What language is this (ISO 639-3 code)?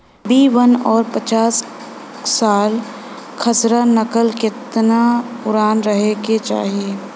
bho